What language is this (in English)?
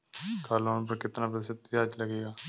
Hindi